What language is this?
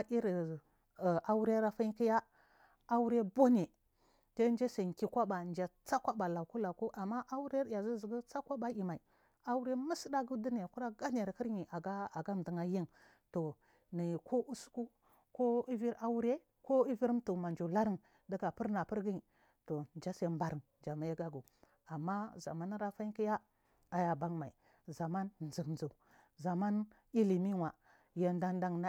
Marghi South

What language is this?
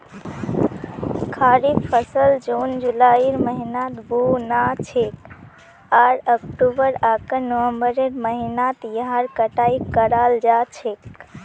Magahi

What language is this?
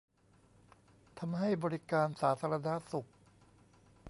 Thai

